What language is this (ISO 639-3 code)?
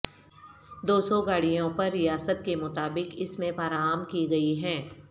urd